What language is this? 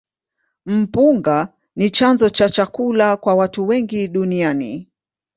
Swahili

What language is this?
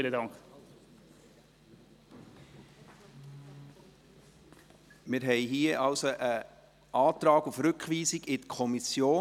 Swiss German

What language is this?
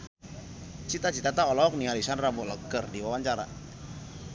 Sundanese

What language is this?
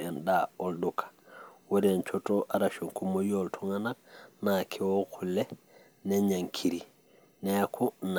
Masai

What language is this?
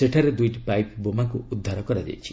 Odia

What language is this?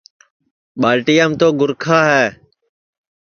Sansi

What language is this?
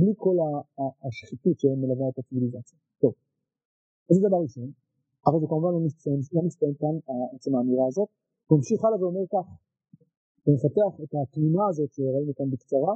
Hebrew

